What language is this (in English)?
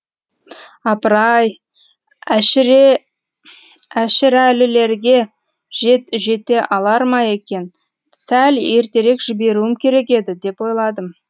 Kazakh